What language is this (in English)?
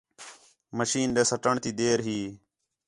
Khetrani